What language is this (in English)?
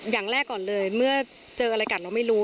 Thai